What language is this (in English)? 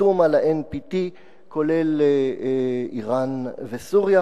Hebrew